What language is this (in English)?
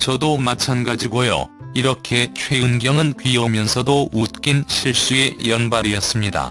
Korean